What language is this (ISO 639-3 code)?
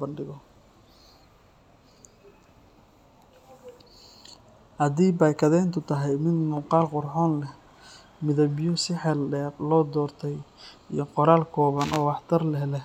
som